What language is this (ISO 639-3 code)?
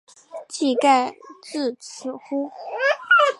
zho